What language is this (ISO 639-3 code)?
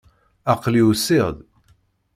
kab